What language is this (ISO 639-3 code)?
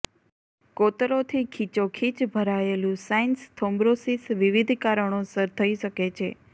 guj